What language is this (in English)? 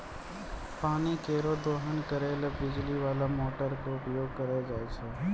Maithili